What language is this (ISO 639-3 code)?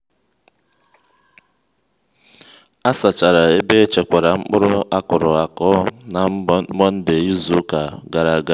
ibo